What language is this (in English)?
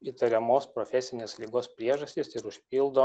Lithuanian